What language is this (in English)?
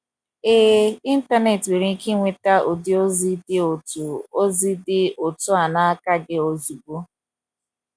Igbo